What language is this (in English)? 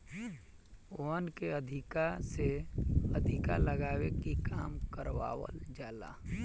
Bhojpuri